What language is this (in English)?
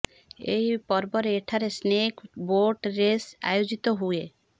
Odia